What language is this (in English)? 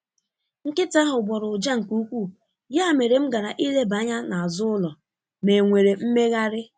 Igbo